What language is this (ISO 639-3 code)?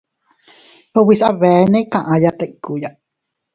cut